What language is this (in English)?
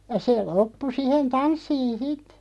Finnish